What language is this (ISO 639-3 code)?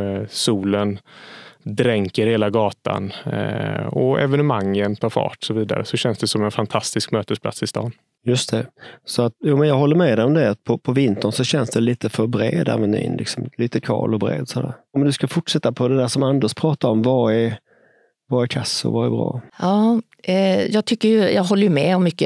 swe